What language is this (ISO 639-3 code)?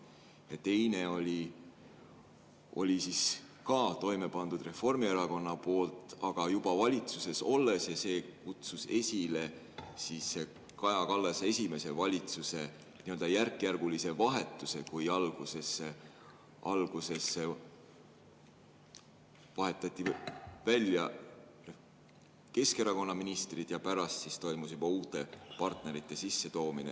est